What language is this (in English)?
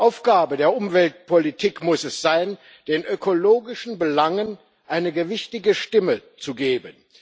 German